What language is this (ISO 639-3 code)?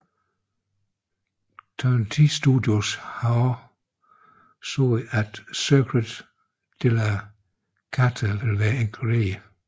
dan